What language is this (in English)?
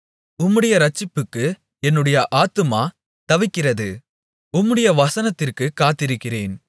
Tamil